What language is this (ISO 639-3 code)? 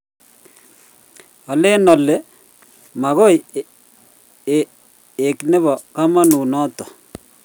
kln